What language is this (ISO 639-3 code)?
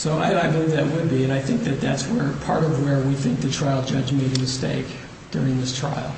eng